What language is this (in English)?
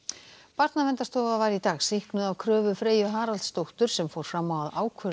Icelandic